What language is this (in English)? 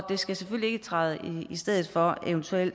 Danish